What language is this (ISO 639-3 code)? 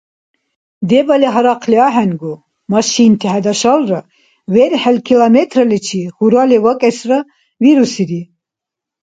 dar